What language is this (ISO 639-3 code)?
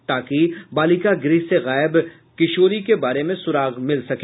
hin